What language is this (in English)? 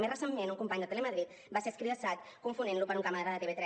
Catalan